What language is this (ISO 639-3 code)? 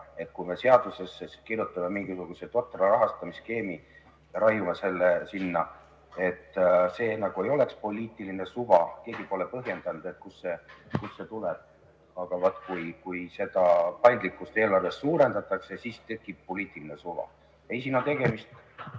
est